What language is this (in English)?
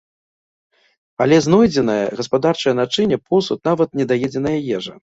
Belarusian